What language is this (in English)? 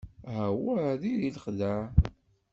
Kabyle